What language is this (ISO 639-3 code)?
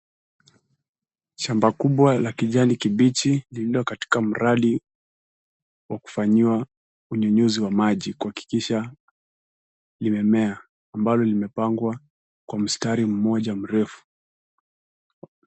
swa